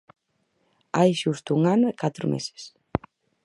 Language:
Galician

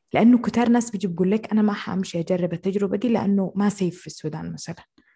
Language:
Arabic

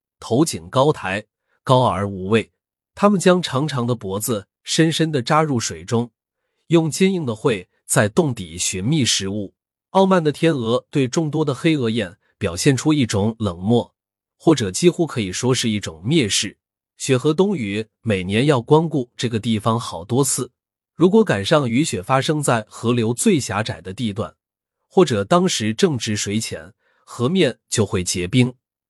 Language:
Chinese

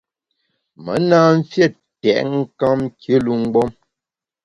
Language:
Bamun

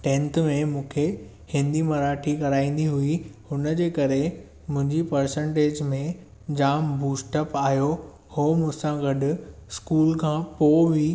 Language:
Sindhi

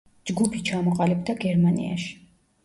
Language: Georgian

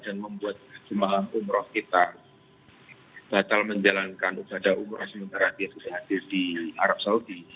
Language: Indonesian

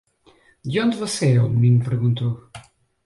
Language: Portuguese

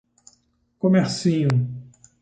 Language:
Portuguese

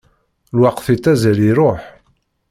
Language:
Kabyle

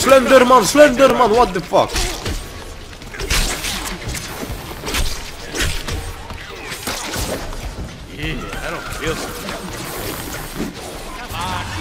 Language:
Polish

